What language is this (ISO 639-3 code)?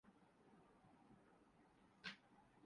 urd